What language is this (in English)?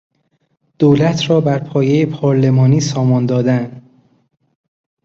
Persian